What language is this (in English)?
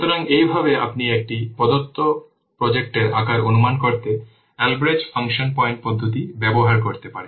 Bangla